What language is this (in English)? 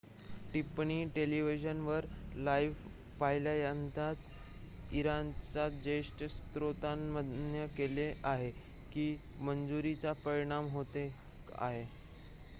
Marathi